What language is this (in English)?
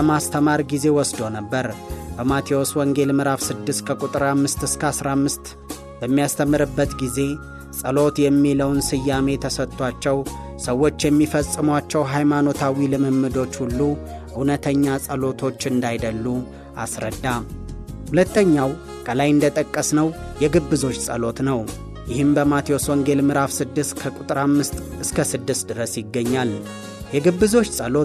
Amharic